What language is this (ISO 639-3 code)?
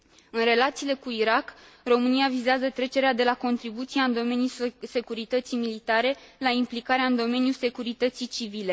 ron